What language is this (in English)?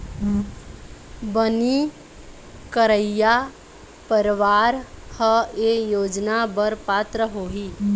Chhattisgarhi